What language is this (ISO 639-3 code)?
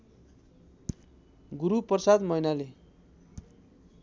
nep